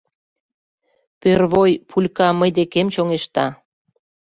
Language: Mari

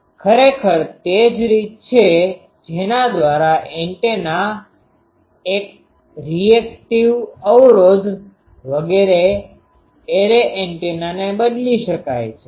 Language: Gujarati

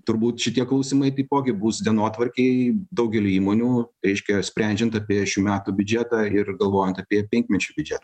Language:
Lithuanian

